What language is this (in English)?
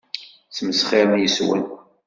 Kabyle